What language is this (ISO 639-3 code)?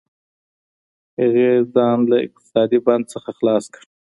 pus